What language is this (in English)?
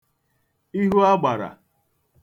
Igbo